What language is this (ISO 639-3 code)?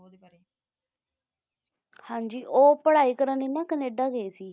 pan